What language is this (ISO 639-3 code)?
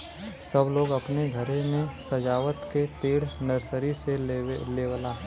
bho